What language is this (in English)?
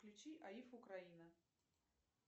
Russian